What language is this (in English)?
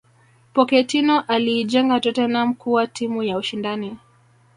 Swahili